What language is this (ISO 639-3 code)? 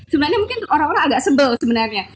ind